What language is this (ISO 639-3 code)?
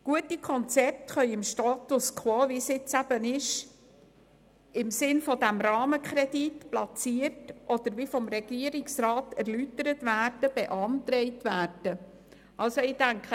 gsw